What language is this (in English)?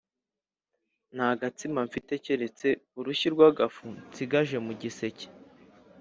Kinyarwanda